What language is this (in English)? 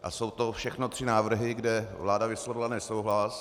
Czech